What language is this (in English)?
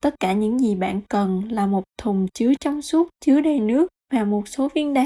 Vietnamese